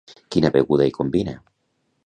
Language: Catalan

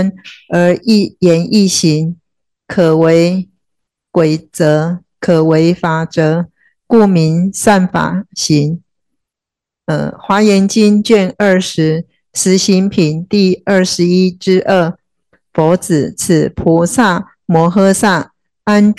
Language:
Chinese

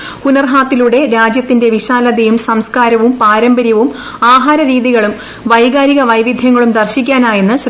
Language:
Malayalam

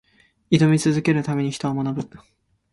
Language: Japanese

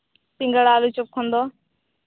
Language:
Santali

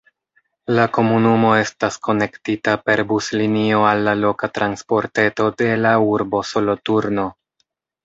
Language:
Esperanto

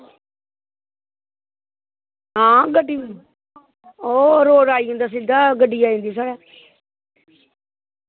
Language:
Dogri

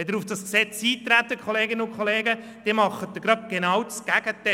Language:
Swiss German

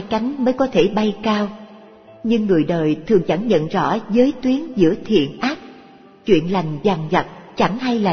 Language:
Vietnamese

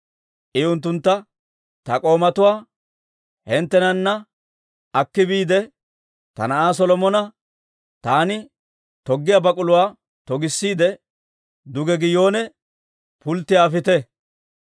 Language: Dawro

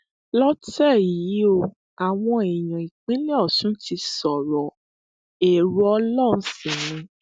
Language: Yoruba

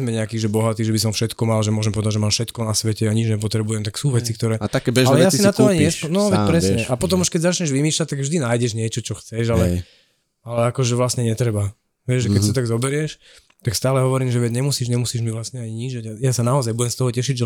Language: Slovak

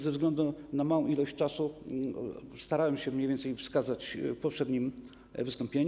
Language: Polish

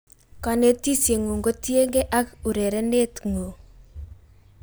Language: Kalenjin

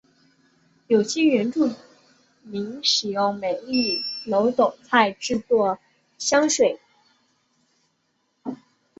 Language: Chinese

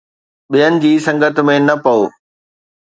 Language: Sindhi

